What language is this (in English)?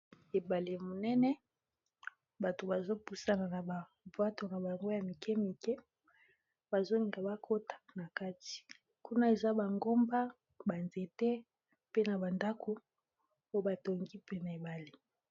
Lingala